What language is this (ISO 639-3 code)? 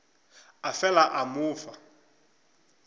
nso